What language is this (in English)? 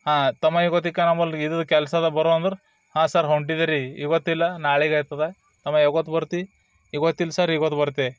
Kannada